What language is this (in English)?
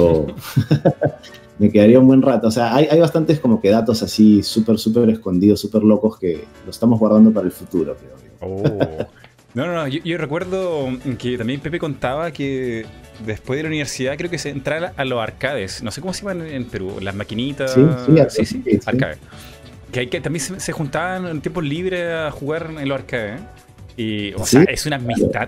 Spanish